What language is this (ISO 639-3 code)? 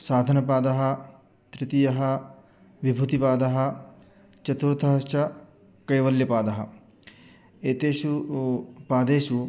san